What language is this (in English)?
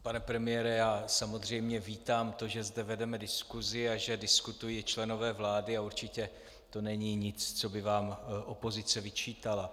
Czech